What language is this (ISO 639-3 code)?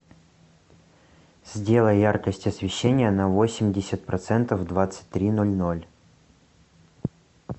rus